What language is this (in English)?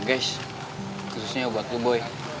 Indonesian